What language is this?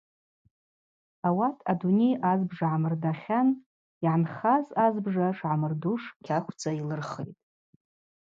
Abaza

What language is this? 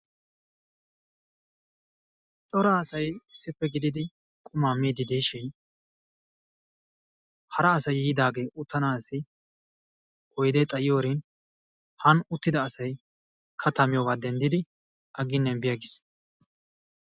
Wolaytta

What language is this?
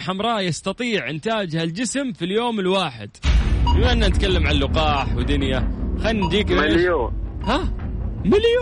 Arabic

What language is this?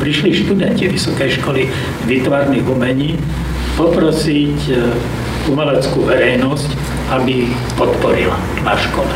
Slovak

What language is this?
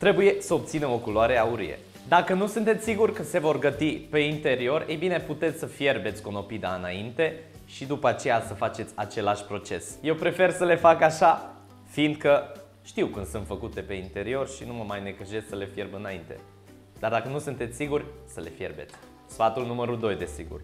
Romanian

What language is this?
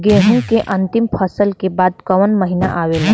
Bhojpuri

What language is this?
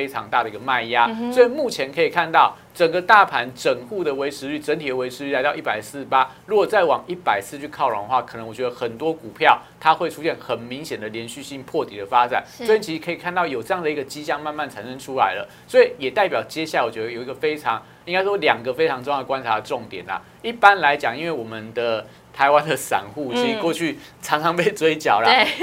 Chinese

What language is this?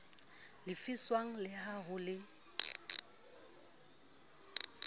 Southern Sotho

